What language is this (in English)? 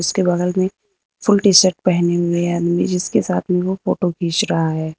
Hindi